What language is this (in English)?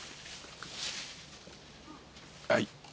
Japanese